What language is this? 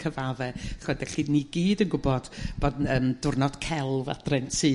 Welsh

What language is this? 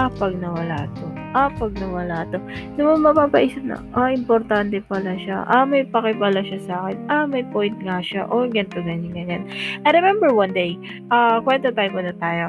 Filipino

